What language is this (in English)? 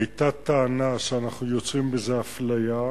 Hebrew